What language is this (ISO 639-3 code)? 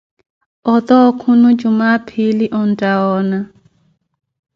eko